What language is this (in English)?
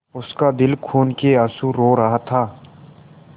Hindi